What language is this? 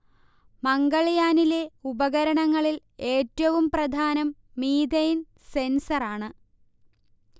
Malayalam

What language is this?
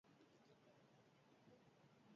Basque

